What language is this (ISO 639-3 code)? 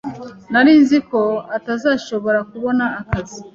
kin